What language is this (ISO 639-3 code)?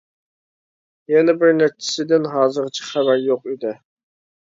uig